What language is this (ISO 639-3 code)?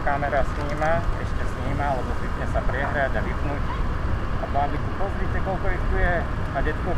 slk